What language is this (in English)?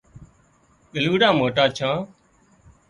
Wadiyara Koli